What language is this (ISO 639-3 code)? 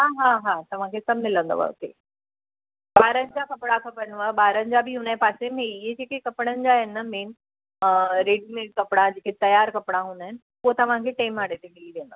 snd